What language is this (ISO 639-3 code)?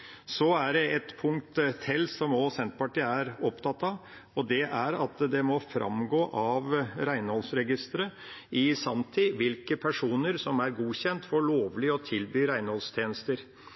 nob